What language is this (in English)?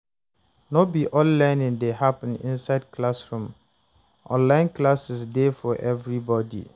Nigerian Pidgin